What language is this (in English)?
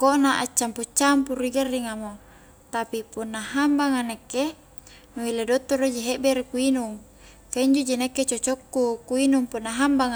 Highland Konjo